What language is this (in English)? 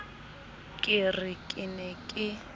Southern Sotho